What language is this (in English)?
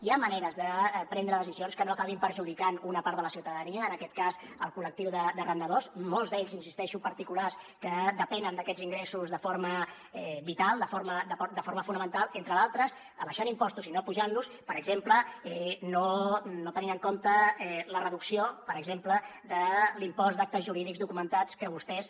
Catalan